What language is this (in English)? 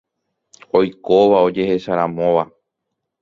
Guarani